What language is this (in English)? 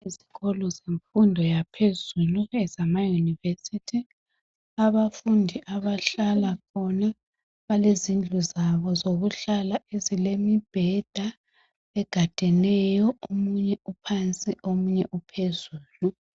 North Ndebele